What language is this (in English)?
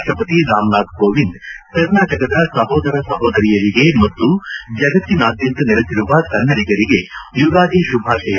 Kannada